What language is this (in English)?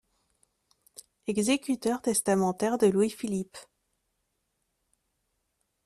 French